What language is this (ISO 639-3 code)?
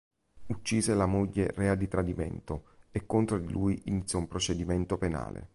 ita